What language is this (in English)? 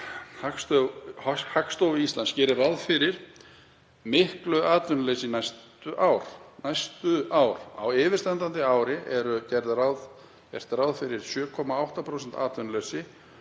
Icelandic